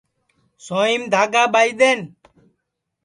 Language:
Sansi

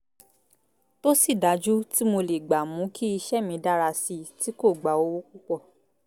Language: Yoruba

